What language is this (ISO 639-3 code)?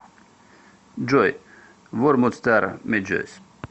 rus